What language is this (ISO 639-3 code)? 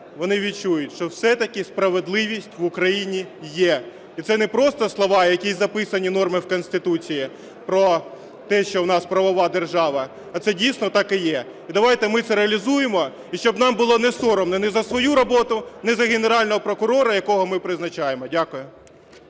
ukr